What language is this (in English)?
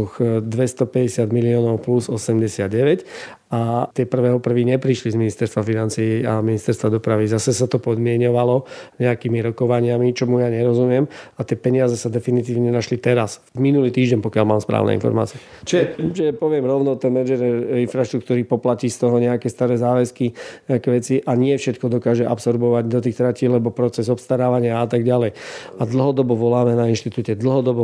Slovak